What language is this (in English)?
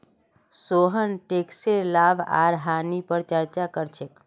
Magahi